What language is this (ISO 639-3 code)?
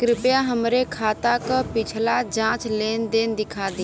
bho